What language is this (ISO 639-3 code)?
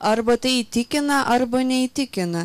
lit